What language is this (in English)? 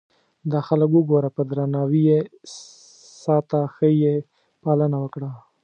Pashto